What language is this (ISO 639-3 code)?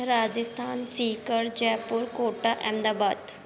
snd